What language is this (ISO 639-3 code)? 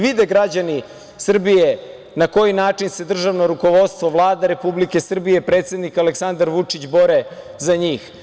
srp